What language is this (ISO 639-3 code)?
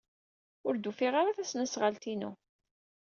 kab